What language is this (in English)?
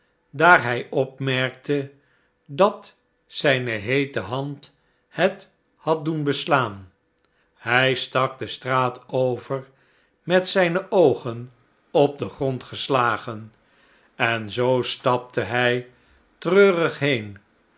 Dutch